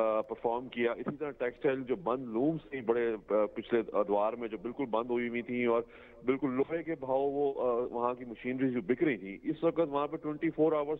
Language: Hindi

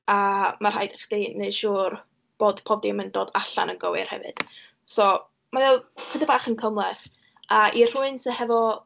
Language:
Welsh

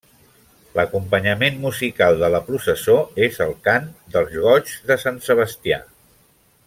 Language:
Catalan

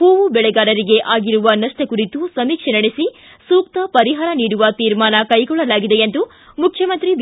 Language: Kannada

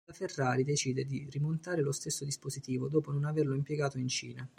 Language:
Italian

